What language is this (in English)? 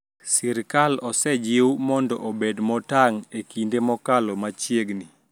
Luo (Kenya and Tanzania)